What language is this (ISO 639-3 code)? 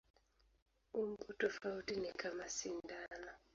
swa